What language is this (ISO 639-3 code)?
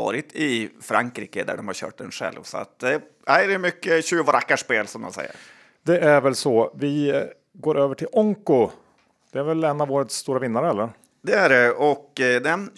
swe